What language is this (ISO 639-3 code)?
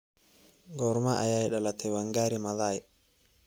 som